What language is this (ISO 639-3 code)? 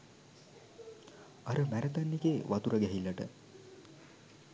sin